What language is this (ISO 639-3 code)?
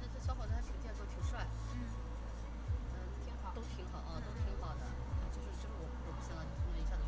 zho